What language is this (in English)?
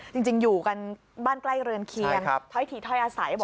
Thai